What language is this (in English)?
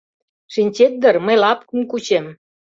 Mari